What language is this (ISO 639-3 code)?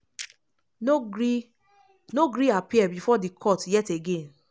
pcm